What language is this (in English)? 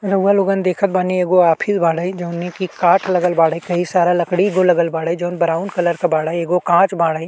Bhojpuri